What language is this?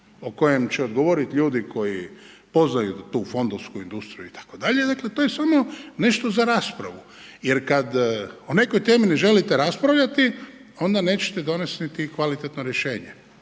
Croatian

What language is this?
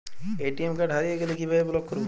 Bangla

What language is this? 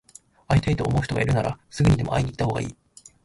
Japanese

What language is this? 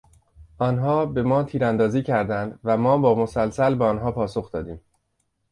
Persian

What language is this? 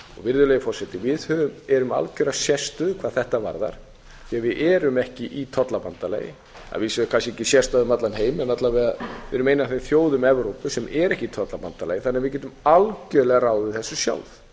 Icelandic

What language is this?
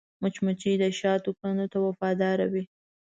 Pashto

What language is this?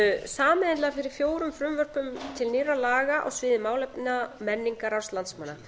Icelandic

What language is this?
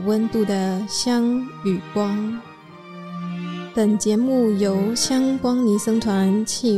Chinese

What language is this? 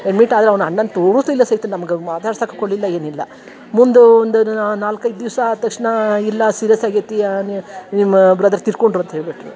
Kannada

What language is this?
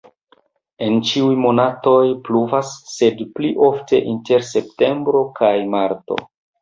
Esperanto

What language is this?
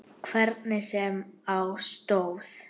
Icelandic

